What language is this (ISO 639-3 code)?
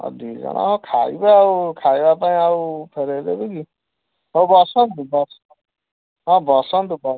ori